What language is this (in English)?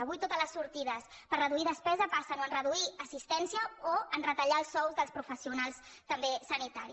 Catalan